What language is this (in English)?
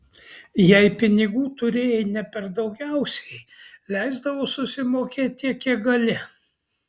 Lithuanian